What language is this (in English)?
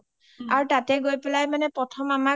Assamese